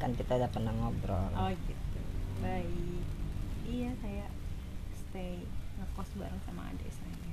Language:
Indonesian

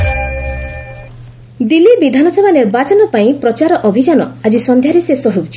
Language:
Odia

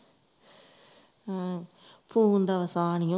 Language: Punjabi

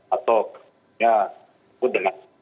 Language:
Indonesian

